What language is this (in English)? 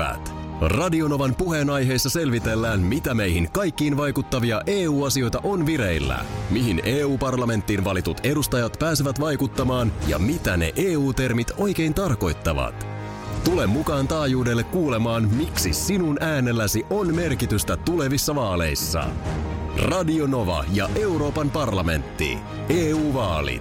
Finnish